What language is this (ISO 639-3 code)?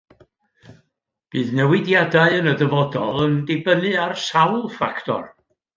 cym